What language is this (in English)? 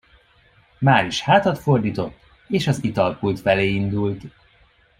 Hungarian